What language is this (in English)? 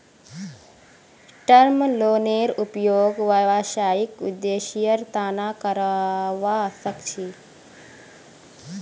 Magahi